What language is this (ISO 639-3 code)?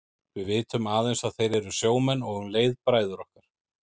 isl